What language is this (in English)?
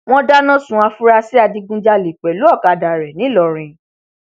Yoruba